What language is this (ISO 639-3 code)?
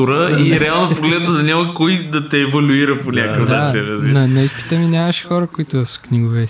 bul